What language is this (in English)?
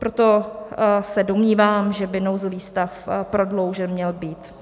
Czech